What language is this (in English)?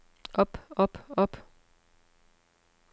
Danish